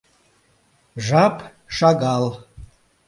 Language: Mari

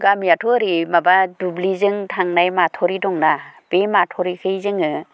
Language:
Bodo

